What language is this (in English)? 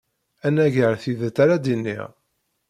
Kabyle